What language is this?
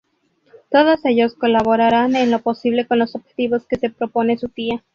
Spanish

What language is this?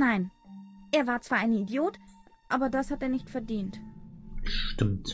German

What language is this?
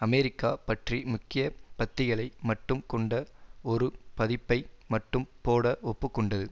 Tamil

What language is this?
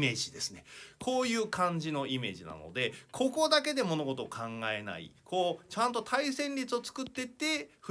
Japanese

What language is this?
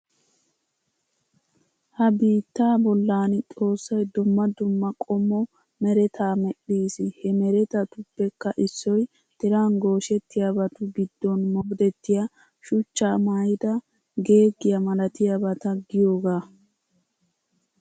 Wolaytta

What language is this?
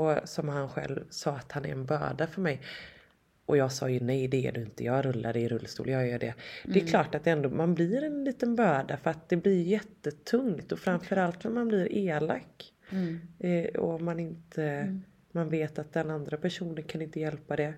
Swedish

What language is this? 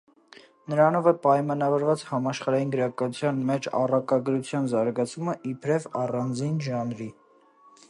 Armenian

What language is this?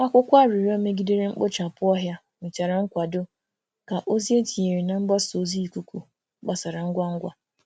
Igbo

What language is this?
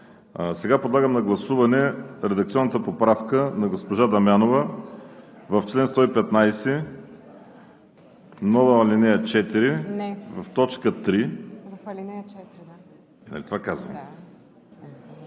Bulgarian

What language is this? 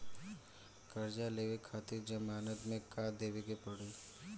Bhojpuri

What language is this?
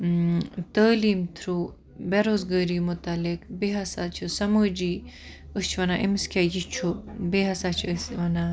Kashmiri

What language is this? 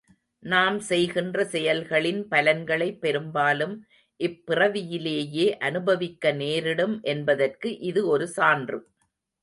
Tamil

